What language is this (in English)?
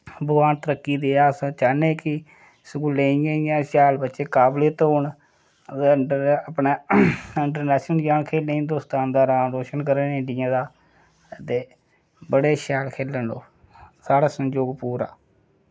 Dogri